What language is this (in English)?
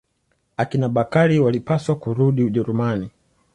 Swahili